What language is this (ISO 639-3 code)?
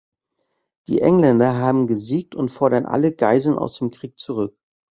deu